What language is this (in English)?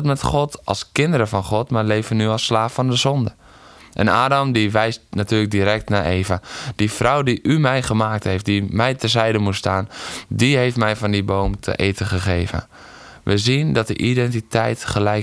Dutch